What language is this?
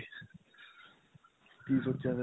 Punjabi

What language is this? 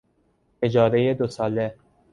Persian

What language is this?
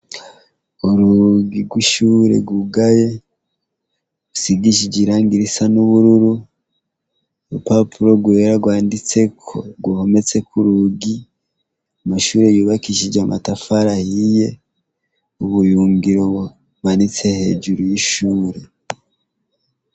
Rundi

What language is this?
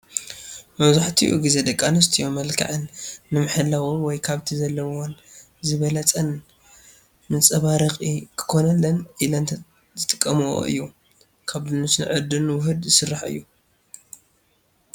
Tigrinya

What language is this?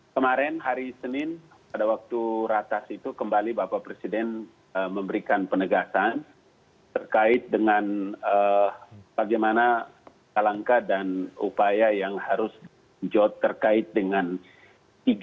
Indonesian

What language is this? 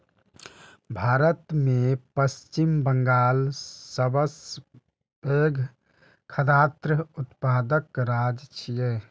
Maithili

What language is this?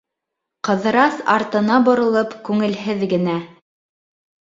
Bashkir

